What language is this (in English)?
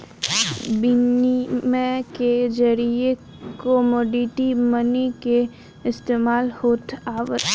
Bhojpuri